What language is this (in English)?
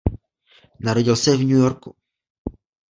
Czech